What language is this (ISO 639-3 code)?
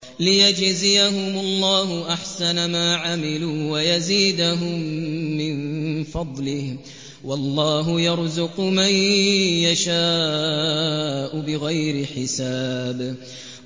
ara